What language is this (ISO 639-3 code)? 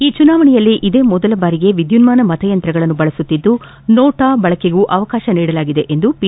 kan